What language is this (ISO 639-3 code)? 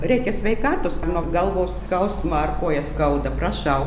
lit